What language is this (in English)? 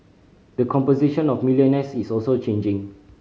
English